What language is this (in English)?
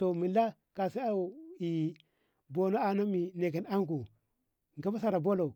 Ngamo